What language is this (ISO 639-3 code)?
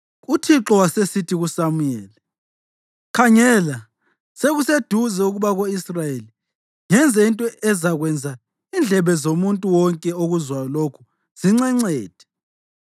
nde